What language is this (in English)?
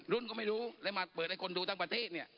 Thai